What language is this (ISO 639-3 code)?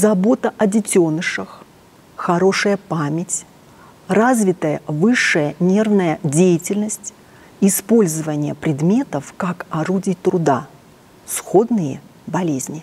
rus